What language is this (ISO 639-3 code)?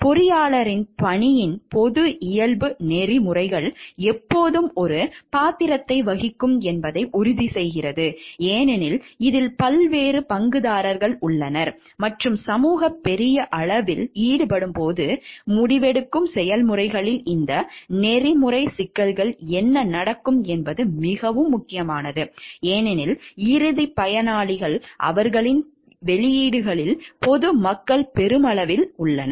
tam